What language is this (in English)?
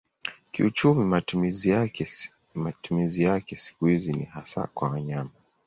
Swahili